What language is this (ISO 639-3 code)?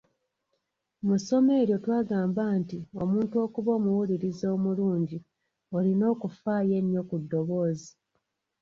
lug